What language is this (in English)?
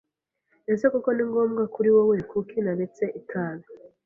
Kinyarwanda